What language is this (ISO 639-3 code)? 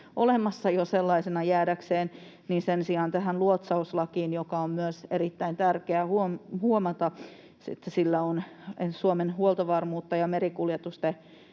fin